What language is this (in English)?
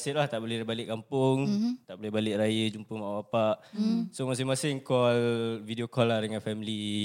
Malay